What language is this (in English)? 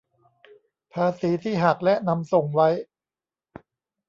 Thai